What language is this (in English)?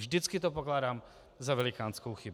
Czech